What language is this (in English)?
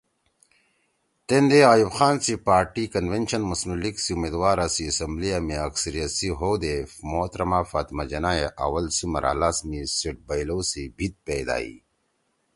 Torwali